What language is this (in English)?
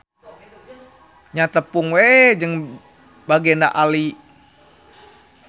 Sundanese